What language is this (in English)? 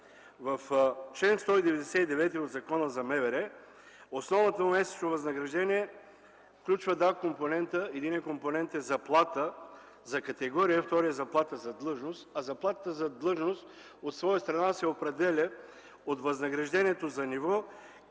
Bulgarian